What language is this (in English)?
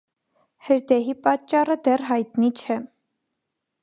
Armenian